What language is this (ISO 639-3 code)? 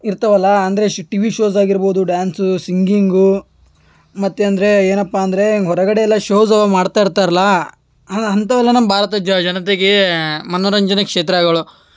kan